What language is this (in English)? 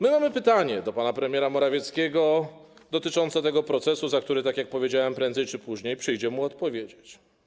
Polish